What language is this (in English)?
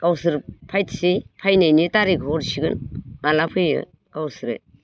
Bodo